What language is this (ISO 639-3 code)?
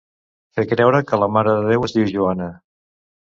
cat